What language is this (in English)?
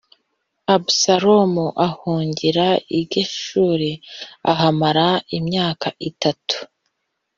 Kinyarwanda